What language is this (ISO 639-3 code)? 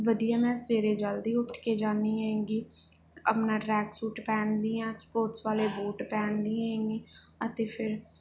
pan